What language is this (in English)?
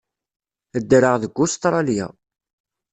Kabyle